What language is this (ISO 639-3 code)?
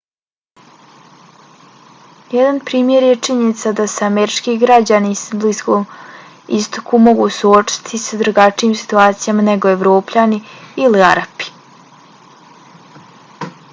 bos